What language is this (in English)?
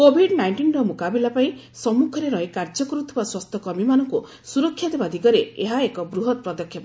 Odia